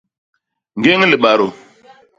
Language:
Basaa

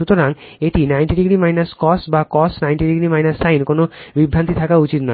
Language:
Bangla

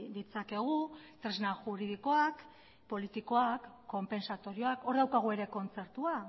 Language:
Basque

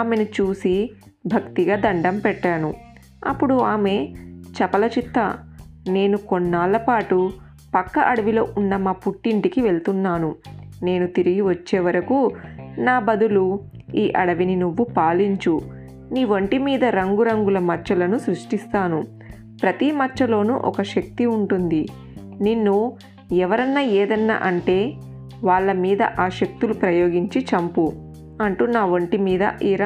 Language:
Telugu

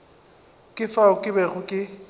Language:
Northern Sotho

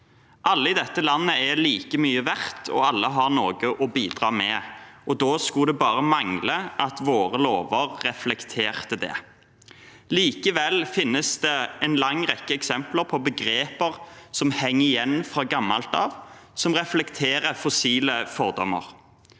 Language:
Norwegian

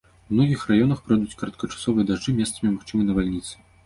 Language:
Belarusian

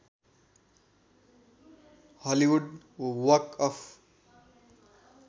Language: Nepali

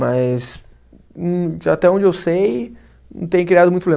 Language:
Portuguese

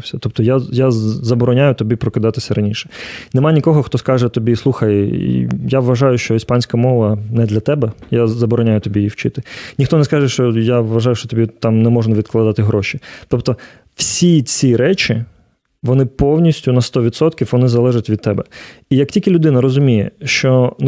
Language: Ukrainian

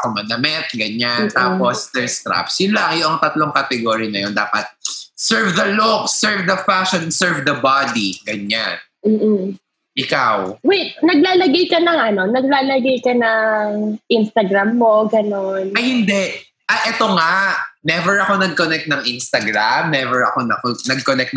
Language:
Filipino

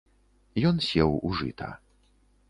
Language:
Belarusian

